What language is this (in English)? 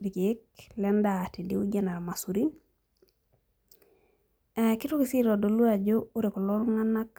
Masai